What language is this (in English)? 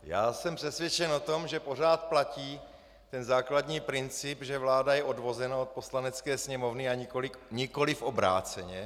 Czech